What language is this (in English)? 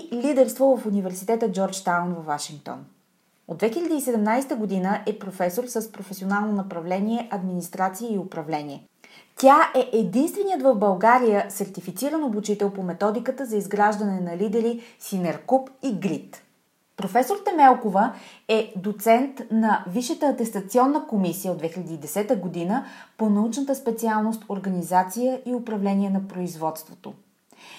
Bulgarian